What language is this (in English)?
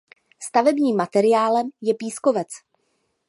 Czech